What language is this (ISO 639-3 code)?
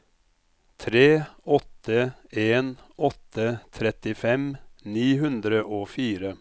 nor